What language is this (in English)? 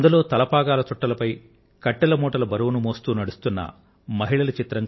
Telugu